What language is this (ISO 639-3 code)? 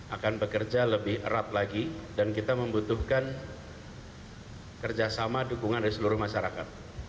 ind